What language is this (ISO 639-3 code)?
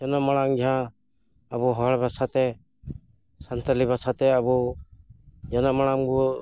sat